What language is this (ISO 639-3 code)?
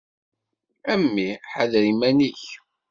kab